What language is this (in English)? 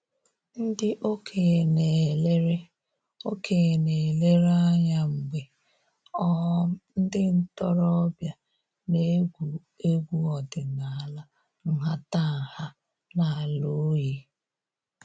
Igbo